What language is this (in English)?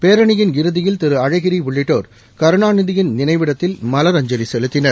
Tamil